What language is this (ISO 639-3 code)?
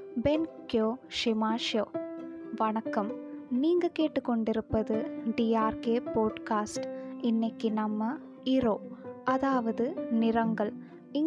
tam